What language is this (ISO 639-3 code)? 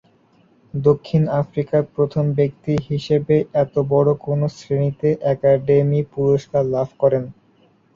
ben